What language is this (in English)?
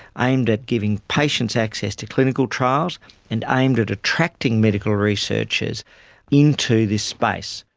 English